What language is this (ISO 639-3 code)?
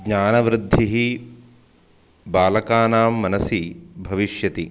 san